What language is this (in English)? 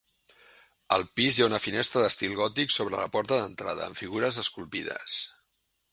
Catalan